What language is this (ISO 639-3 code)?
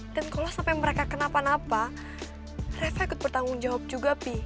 ind